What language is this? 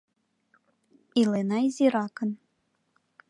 Mari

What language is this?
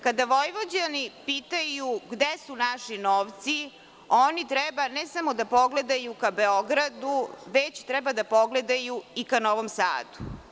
Serbian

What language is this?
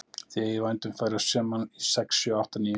Icelandic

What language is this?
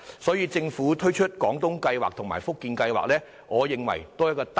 Cantonese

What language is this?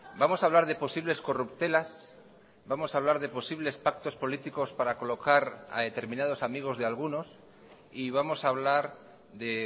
Spanish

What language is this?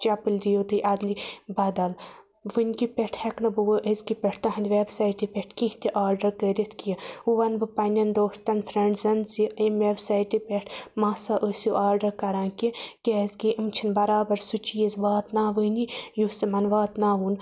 Kashmiri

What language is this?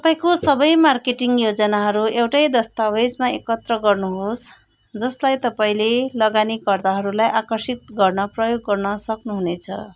Nepali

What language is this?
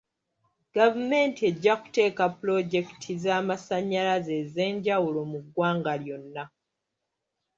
Ganda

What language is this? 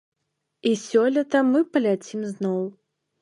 Belarusian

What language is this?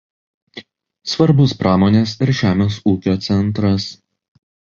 Lithuanian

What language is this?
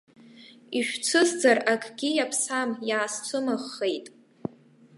Abkhazian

